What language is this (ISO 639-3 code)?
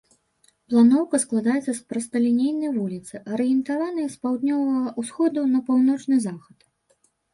bel